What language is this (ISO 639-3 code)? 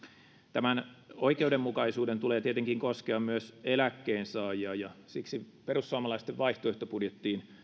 fin